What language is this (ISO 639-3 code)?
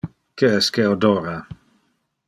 ina